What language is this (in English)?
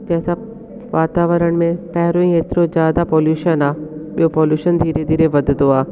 Sindhi